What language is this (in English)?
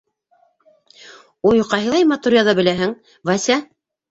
Bashkir